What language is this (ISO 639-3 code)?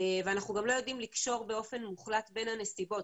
heb